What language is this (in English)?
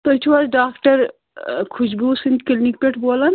Kashmiri